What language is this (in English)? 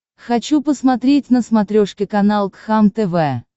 Russian